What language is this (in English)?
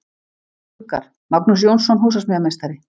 Icelandic